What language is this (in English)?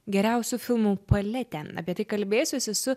Lithuanian